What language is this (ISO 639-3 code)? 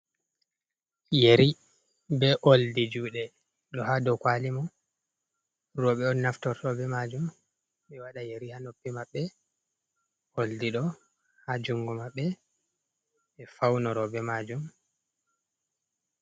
ful